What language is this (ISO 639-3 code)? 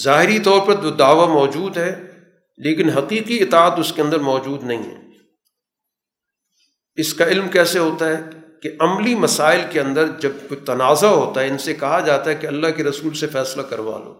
urd